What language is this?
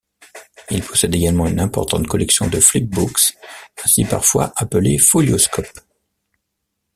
French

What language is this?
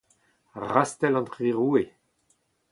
Breton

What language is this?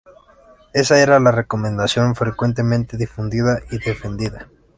Spanish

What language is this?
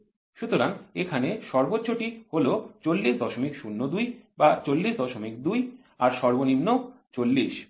Bangla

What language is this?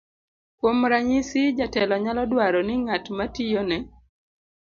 Luo (Kenya and Tanzania)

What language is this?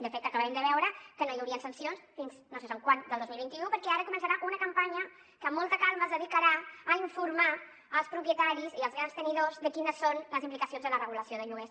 Catalan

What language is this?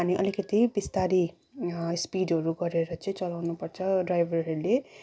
Nepali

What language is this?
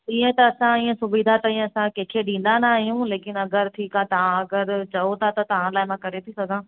Sindhi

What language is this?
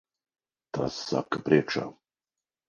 Latvian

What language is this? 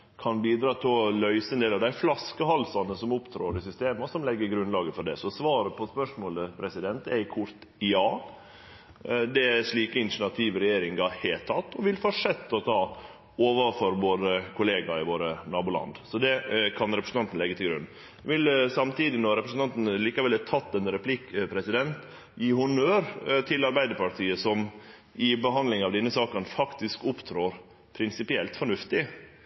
Norwegian Nynorsk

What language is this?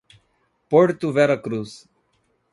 Portuguese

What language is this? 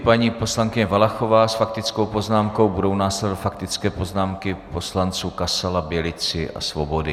Czech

